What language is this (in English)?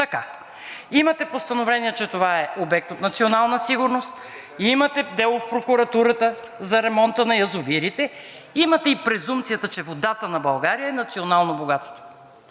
Bulgarian